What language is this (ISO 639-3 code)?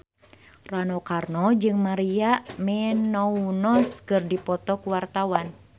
sun